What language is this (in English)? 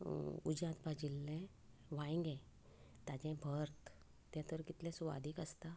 Konkani